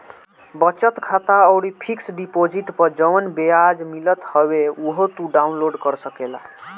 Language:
Bhojpuri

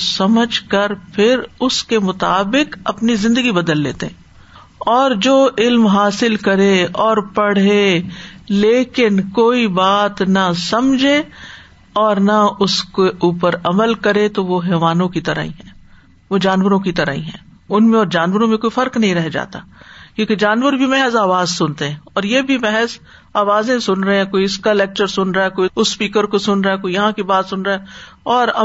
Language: Urdu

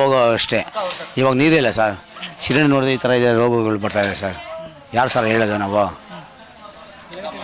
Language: Indonesian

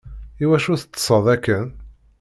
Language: Kabyle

